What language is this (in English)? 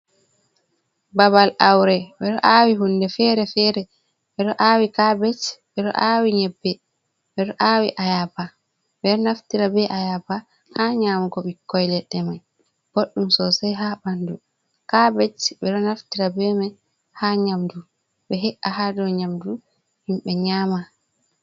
Fula